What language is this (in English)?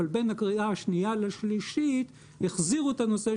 Hebrew